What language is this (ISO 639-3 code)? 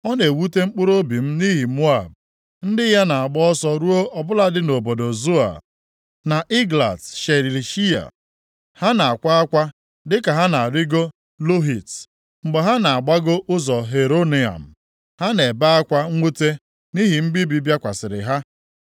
ibo